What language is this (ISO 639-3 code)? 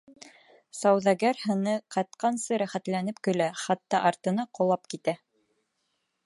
bak